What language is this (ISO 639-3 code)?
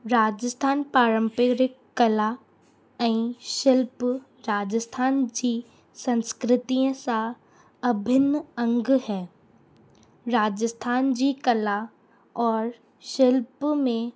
snd